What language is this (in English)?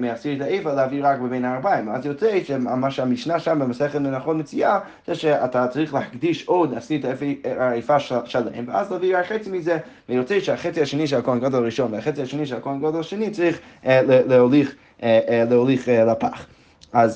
Hebrew